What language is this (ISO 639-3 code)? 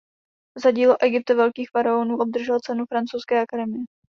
ces